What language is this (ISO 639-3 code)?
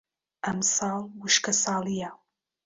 ckb